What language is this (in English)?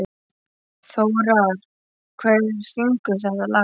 Icelandic